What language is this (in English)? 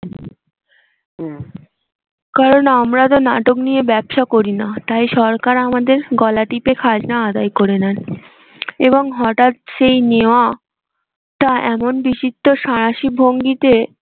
Bangla